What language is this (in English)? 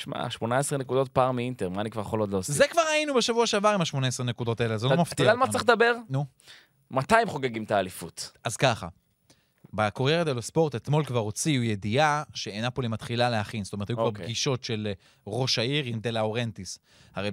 Hebrew